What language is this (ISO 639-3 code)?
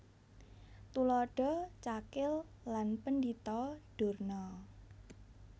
jav